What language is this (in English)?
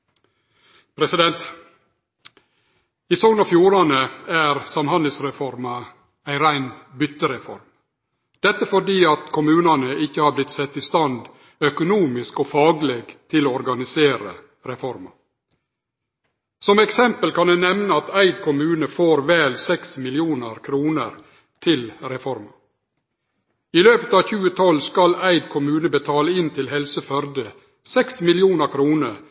Norwegian Nynorsk